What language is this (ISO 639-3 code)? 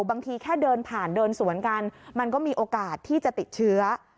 tha